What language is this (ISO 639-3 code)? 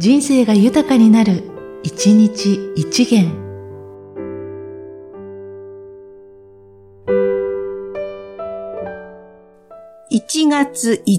jpn